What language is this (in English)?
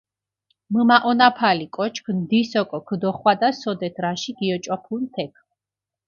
Mingrelian